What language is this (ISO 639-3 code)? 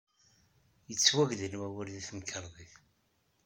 kab